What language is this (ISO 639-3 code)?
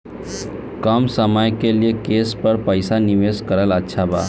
bho